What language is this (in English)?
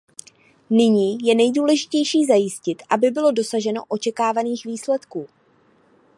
Czech